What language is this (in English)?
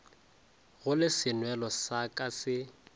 Northern Sotho